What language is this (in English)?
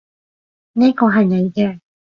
Cantonese